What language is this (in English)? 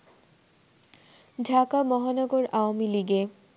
Bangla